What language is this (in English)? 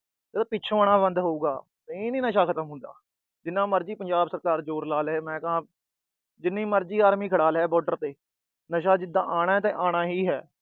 Punjabi